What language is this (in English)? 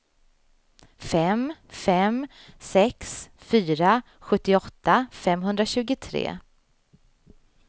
Swedish